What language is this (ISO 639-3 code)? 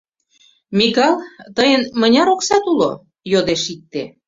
chm